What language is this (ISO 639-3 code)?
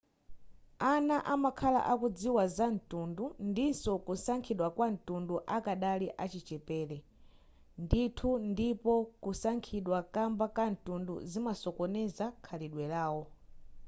nya